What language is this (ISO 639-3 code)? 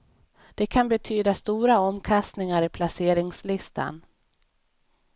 swe